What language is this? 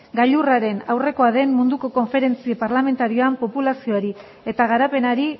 Basque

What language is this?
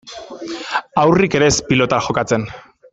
Basque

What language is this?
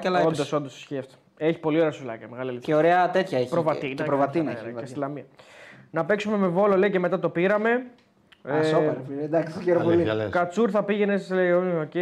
Greek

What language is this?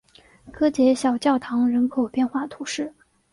Chinese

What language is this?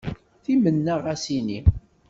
Kabyle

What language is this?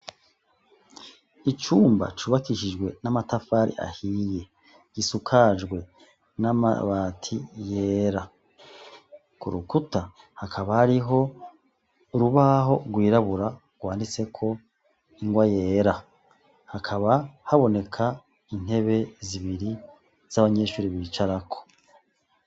Rundi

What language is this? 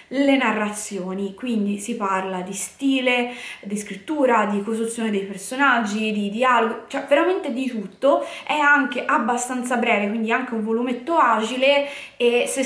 Italian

